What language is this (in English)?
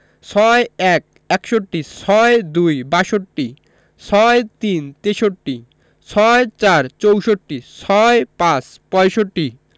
Bangla